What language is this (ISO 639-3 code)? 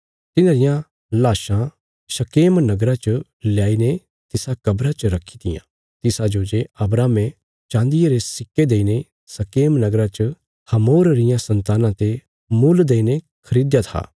kfs